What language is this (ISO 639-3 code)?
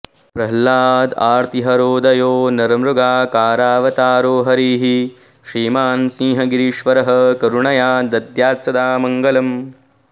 san